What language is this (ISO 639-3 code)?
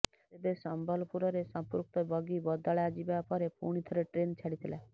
ori